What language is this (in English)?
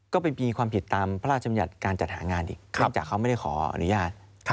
Thai